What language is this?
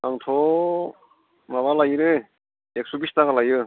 Bodo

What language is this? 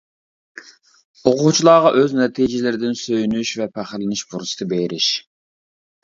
Uyghur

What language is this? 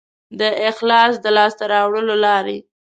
Pashto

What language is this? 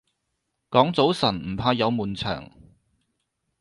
Cantonese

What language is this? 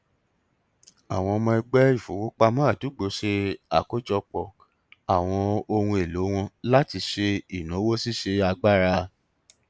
Yoruba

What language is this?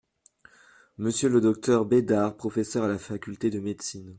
French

